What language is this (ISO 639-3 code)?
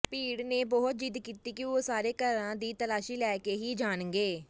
pan